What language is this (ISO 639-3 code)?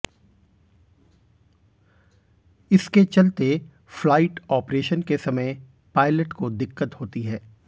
hin